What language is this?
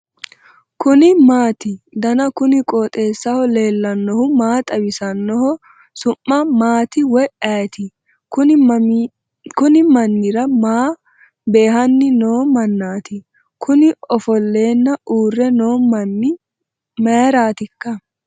Sidamo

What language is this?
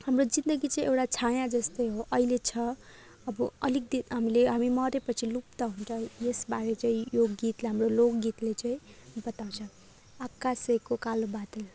Nepali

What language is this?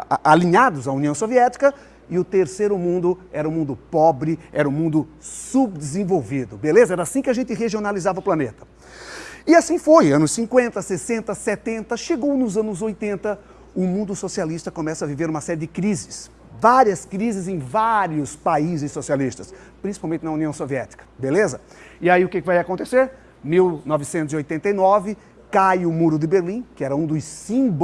Portuguese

